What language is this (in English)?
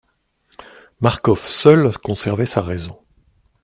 French